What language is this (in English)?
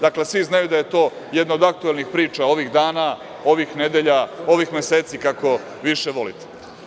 Serbian